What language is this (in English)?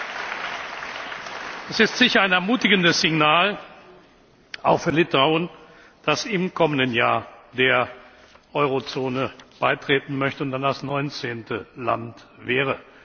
German